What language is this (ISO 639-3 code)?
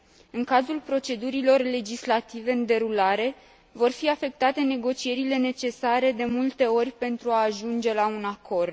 ron